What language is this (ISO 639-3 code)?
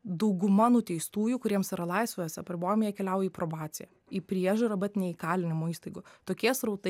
lit